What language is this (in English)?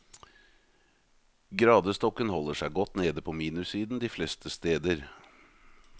Norwegian